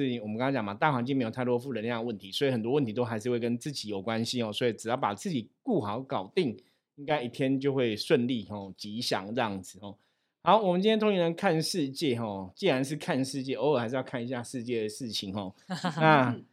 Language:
Chinese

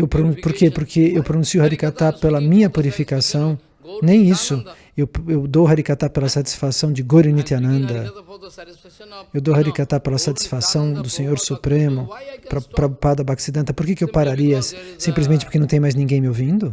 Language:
Portuguese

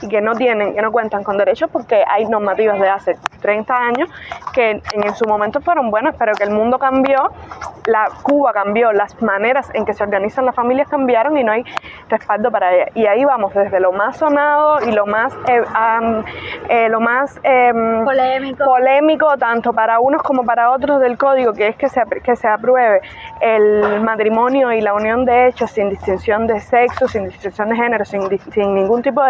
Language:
Spanish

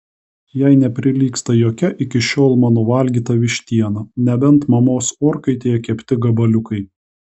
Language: Lithuanian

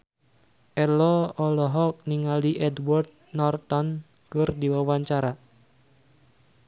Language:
Sundanese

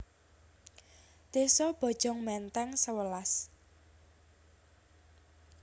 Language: Javanese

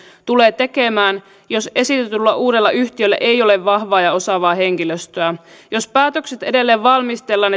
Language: Finnish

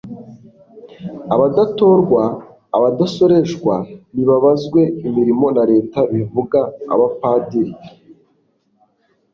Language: Kinyarwanda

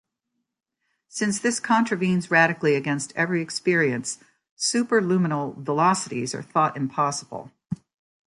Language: English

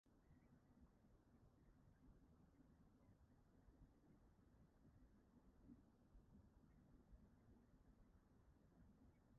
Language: Welsh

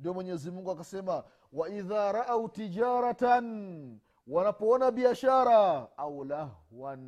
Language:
Swahili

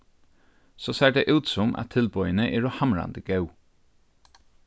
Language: Faroese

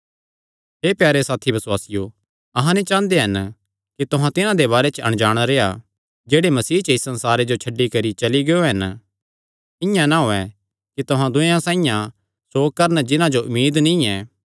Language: Kangri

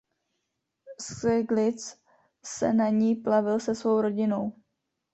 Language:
Czech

